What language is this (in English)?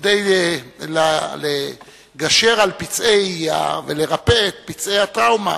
Hebrew